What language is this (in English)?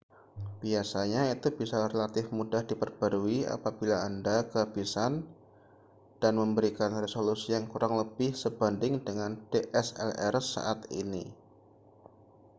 Indonesian